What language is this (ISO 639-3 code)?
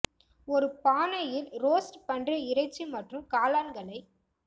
tam